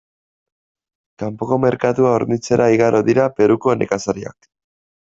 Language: Basque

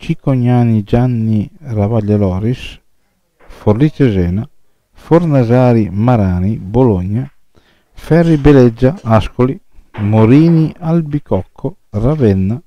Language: Italian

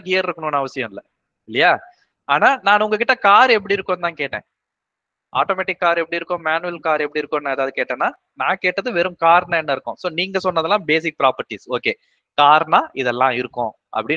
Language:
Tamil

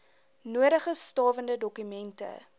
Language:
Afrikaans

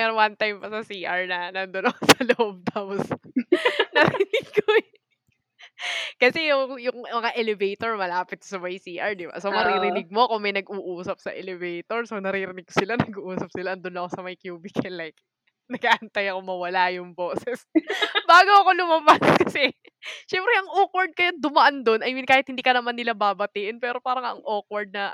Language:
Filipino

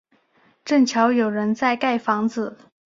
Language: Chinese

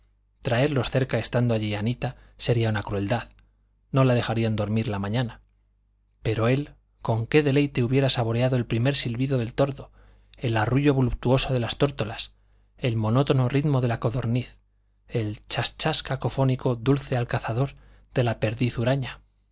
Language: Spanish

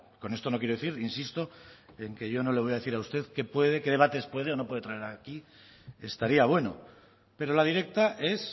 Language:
Spanish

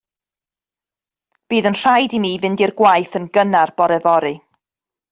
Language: Welsh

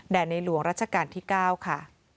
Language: Thai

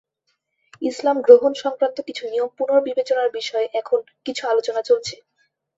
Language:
Bangla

